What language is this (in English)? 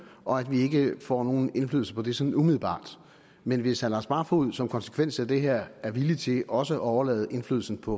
Danish